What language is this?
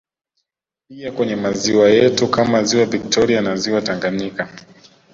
Swahili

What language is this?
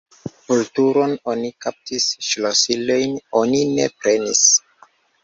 Esperanto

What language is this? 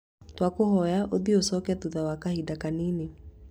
Kikuyu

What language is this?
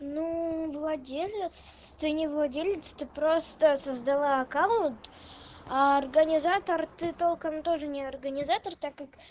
Russian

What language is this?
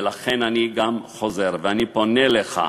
Hebrew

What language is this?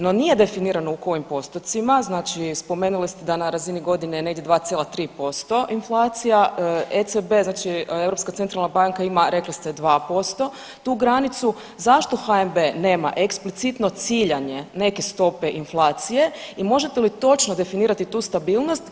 Croatian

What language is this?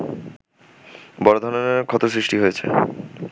Bangla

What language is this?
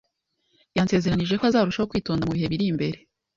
Kinyarwanda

